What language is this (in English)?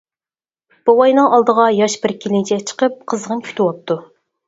Uyghur